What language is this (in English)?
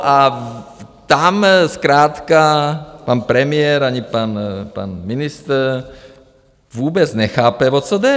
Czech